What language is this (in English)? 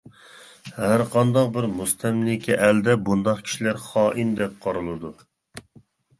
Uyghur